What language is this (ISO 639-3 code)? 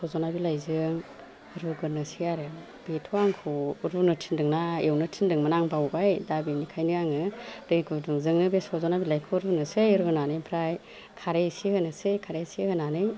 brx